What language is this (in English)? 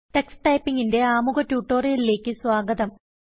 Malayalam